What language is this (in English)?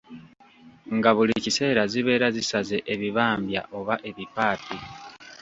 Ganda